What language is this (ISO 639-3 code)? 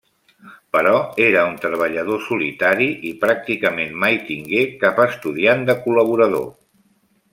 cat